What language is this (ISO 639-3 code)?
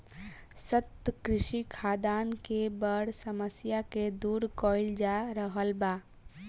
bho